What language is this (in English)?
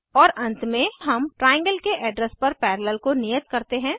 Hindi